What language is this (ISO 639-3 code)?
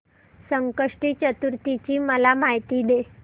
mar